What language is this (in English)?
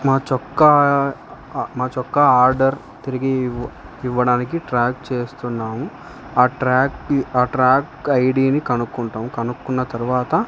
Telugu